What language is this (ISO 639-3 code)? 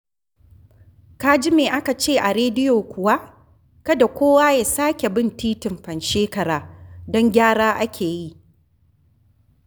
hau